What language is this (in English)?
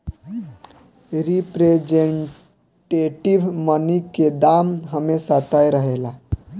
Bhojpuri